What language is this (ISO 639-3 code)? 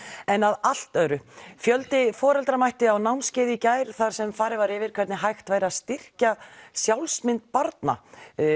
isl